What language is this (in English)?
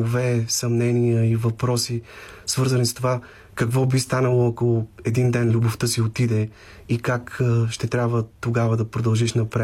Bulgarian